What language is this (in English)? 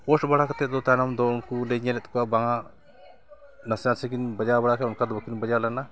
Santali